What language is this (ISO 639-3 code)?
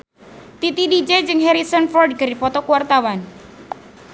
sun